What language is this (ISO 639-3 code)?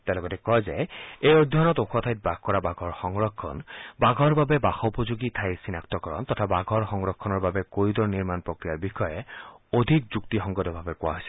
asm